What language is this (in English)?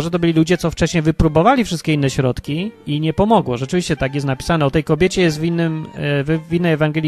Polish